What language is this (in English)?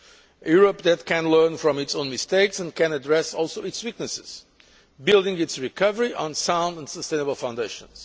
English